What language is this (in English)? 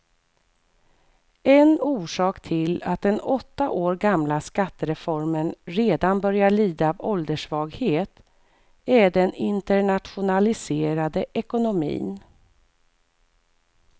Swedish